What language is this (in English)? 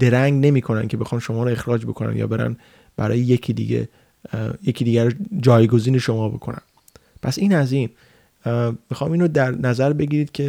Persian